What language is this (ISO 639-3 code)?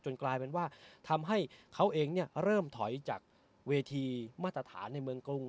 tha